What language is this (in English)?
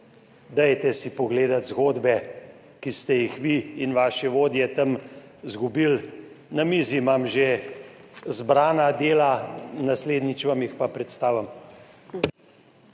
Slovenian